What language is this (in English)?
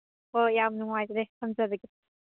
Manipuri